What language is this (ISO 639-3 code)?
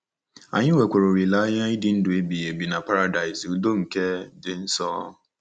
ibo